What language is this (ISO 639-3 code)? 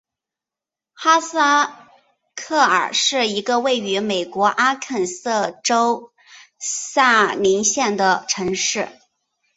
zho